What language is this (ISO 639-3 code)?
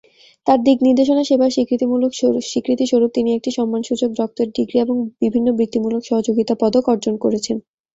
ben